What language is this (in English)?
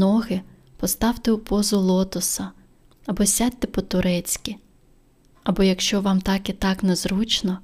Ukrainian